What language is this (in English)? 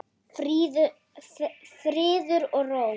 Icelandic